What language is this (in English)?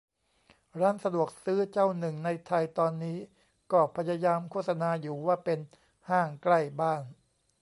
Thai